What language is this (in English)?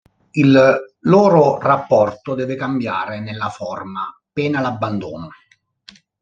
Italian